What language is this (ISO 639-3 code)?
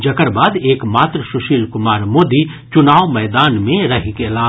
mai